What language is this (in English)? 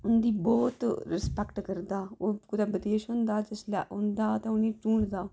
Dogri